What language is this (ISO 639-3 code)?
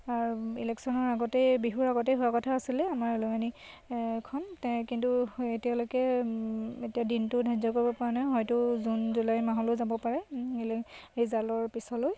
asm